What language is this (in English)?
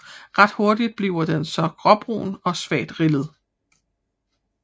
Danish